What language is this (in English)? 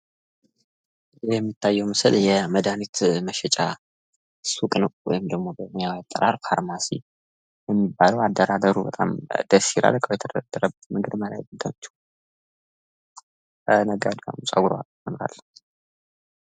Amharic